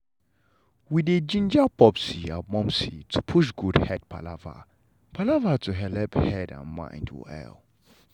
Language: Nigerian Pidgin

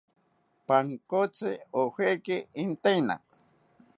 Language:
South Ucayali Ashéninka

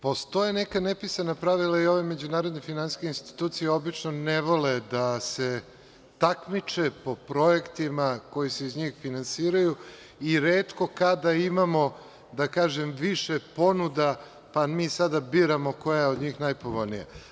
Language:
Serbian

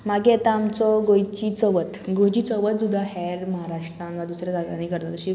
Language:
Konkani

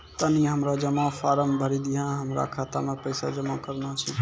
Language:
Maithili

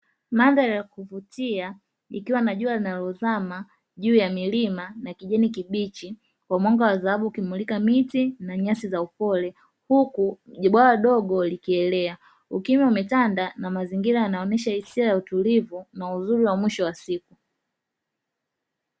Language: Swahili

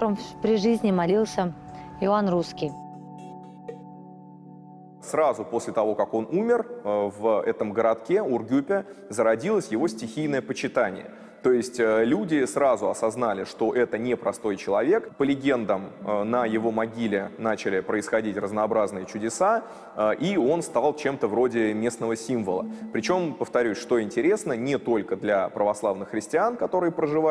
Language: Russian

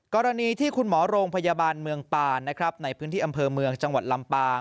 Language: Thai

